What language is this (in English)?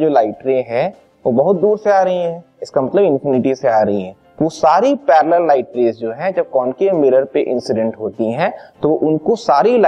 Hindi